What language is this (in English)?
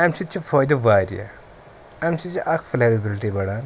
Kashmiri